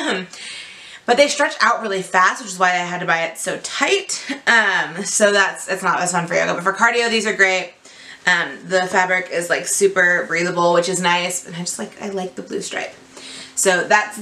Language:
English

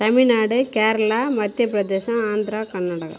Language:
Tamil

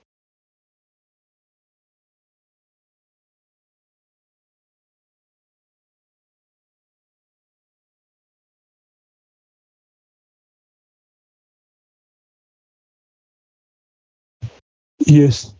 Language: Marathi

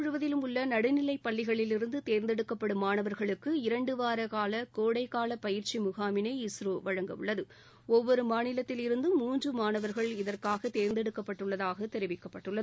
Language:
Tamil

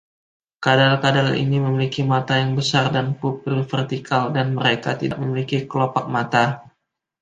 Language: Indonesian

